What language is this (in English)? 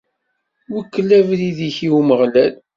Kabyle